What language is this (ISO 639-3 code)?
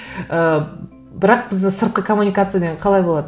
kaz